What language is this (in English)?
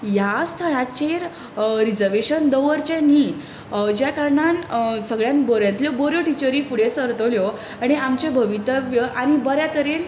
Konkani